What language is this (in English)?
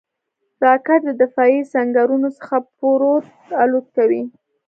Pashto